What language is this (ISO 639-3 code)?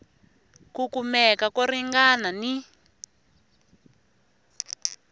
tso